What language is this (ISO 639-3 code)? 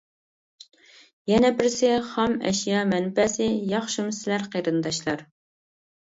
uig